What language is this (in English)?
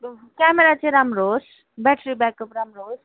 Nepali